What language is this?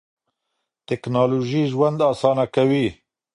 Pashto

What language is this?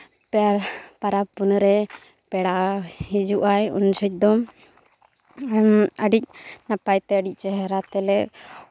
Santali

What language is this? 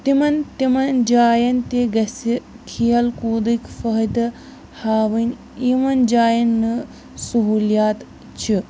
Kashmiri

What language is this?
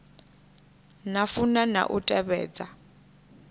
Venda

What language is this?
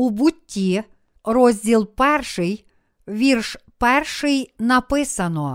Ukrainian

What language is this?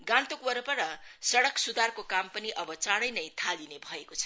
Nepali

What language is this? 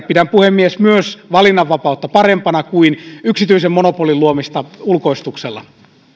Finnish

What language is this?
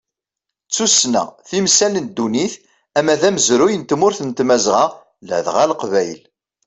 Kabyle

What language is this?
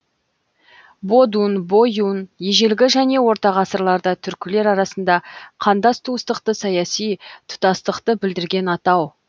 Kazakh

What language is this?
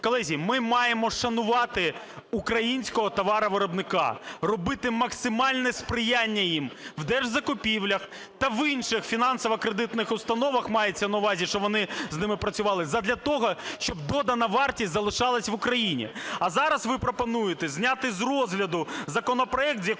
Ukrainian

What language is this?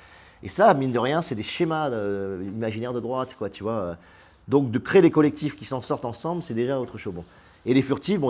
French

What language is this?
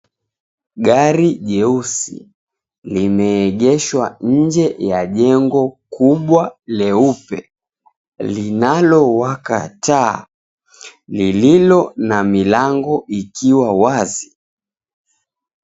Swahili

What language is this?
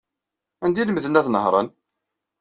Kabyle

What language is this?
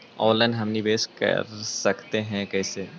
Magahi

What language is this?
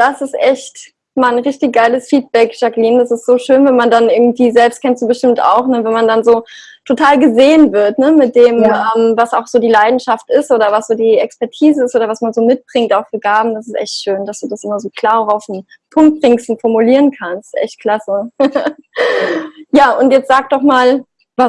German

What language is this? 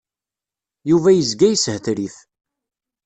Kabyle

